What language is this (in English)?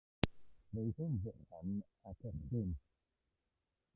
Welsh